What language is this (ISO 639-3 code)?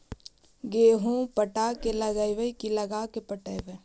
mag